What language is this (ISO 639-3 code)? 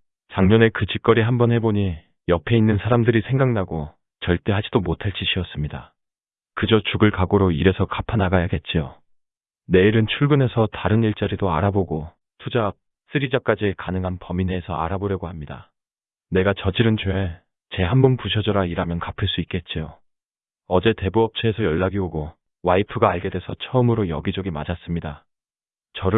kor